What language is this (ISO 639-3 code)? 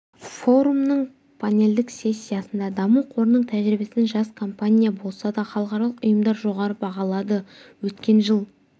kaz